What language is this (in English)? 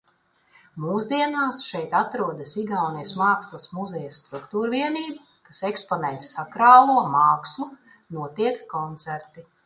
Latvian